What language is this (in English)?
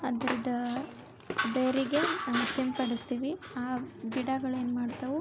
Kannada